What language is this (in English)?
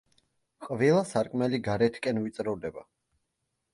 Georgian